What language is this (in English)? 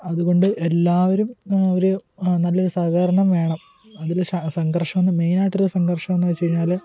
Malayalam